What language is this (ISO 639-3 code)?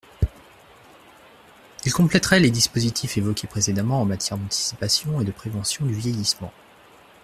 fra